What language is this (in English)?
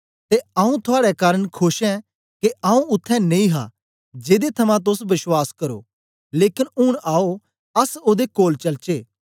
Dogri